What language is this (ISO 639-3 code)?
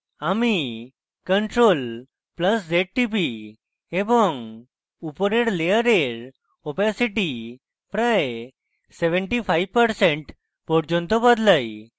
ben